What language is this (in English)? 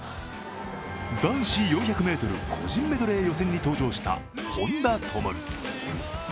Japanese